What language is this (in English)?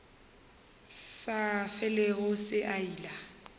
Northern Sotho